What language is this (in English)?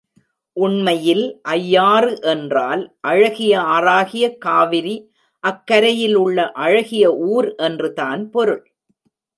Tamil